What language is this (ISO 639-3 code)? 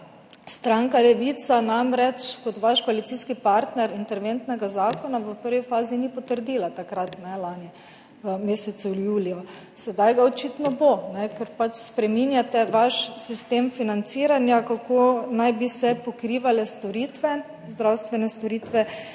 slv